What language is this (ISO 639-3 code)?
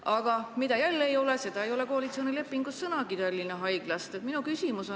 est